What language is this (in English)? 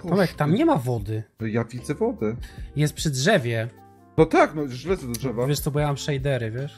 Polish